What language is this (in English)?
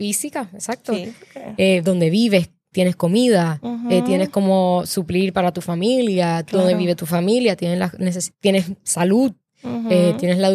Spanish